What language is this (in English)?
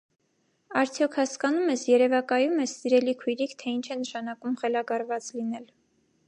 Armenian